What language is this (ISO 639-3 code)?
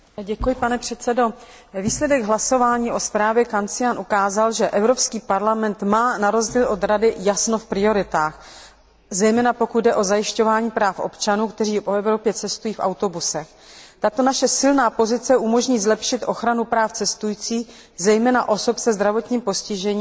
ces